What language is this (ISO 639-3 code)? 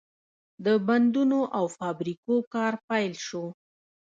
pus